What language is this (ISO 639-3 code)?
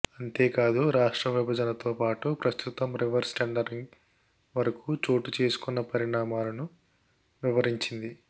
tel